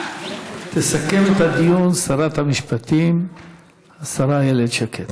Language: Hebrew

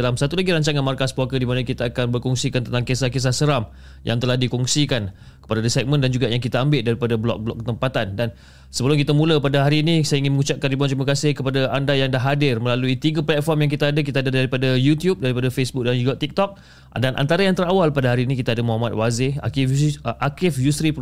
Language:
Malay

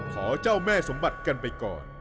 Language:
Thai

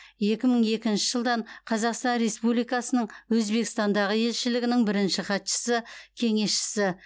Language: Kazakh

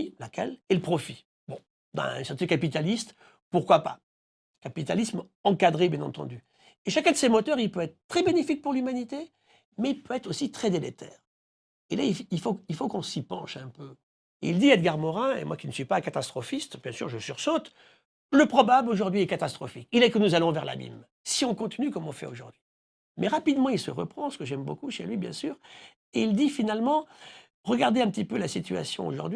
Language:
French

